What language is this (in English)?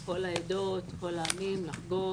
Hebrew